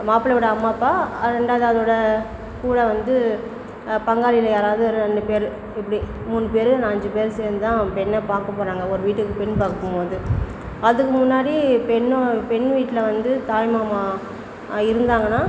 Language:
Tamil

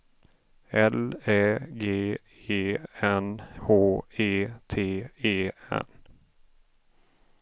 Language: Swedish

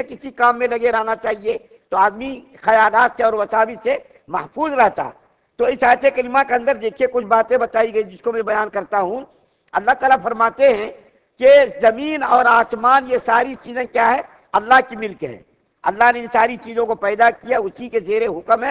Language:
Turkish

